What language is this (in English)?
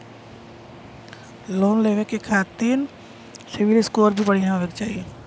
Bhojpuri